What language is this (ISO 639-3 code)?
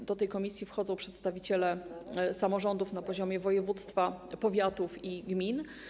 pol